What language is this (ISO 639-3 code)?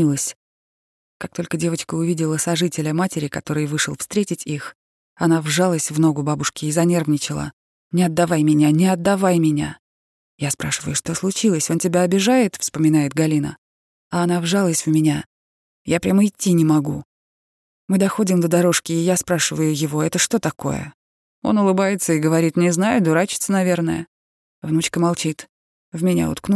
rus